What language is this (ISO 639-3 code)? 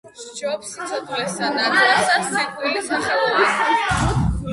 kat